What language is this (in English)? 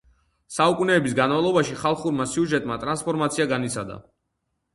Georgian